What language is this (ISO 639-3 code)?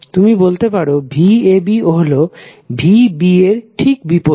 ben